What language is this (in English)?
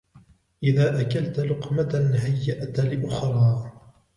Arabic